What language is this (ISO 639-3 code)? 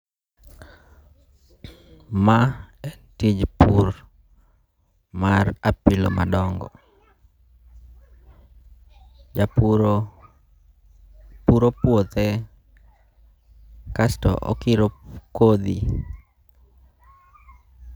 luo